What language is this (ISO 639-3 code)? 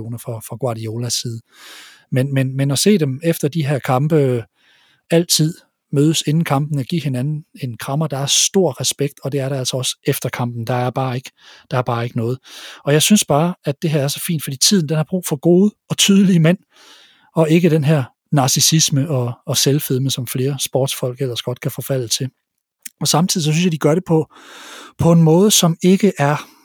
dan